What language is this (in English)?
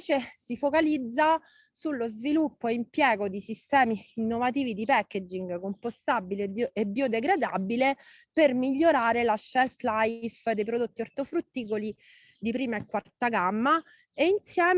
Italian